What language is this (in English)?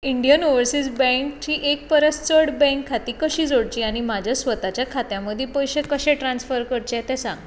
Konkani